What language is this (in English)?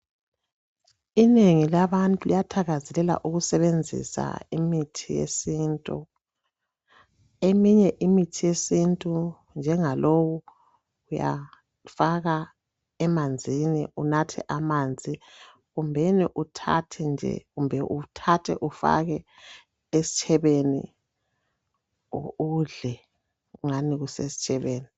North Ndebele